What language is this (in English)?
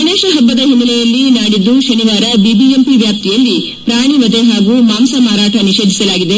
Kannada